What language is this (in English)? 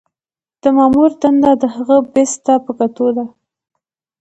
Pashto